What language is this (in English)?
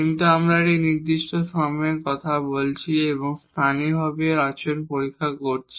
Bangla